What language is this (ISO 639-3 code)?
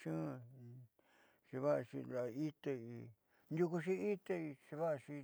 mxy